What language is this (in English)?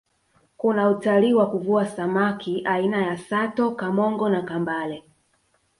Swahili